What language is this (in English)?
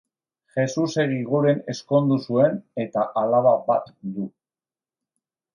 Basque